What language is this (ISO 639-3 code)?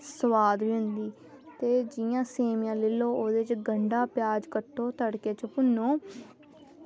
doi